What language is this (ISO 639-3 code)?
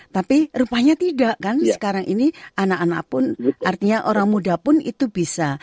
ind